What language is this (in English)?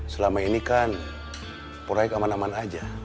Indonesian